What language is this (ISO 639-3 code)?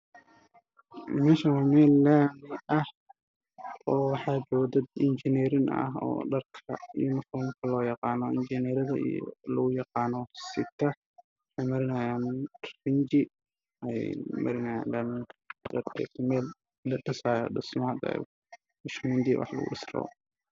som